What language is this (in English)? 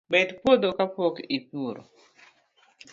Luo (Kenya and Tanzania)